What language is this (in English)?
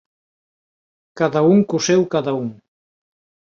Galician